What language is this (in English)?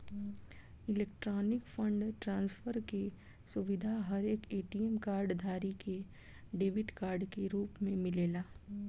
Bhojpuri